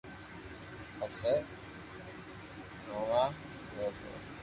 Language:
Loarki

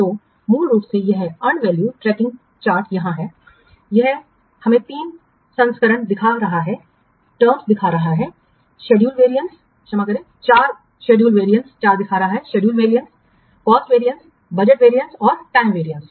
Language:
Hindi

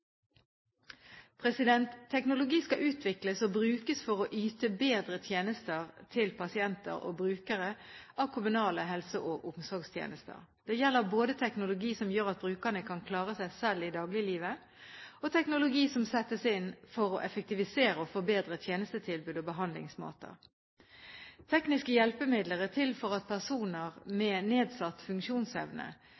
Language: Norwegian Bokmål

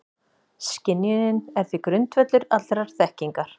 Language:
Icelandic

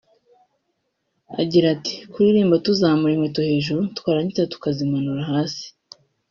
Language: Kinyarwanda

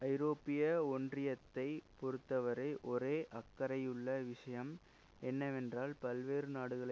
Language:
Tamil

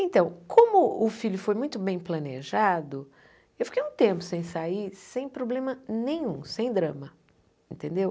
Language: Portuguese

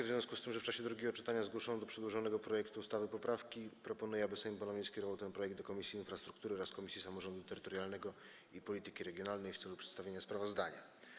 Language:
Polish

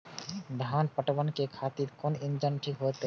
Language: Maithili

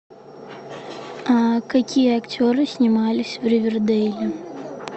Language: Russian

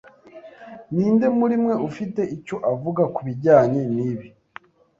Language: Kinyarwanda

